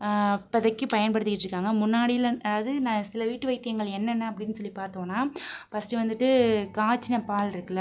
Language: Tamil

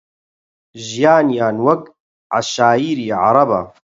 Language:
Central Kurdish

